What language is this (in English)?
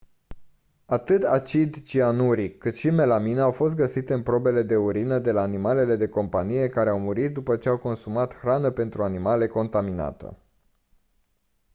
Romanian